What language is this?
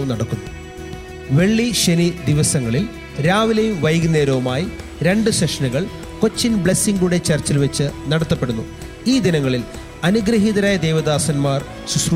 Malayalam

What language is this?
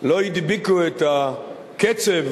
Hebrew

